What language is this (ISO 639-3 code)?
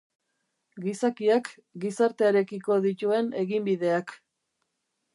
eus